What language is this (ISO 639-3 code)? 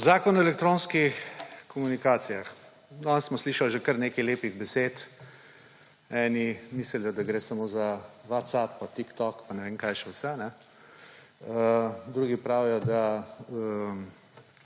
slv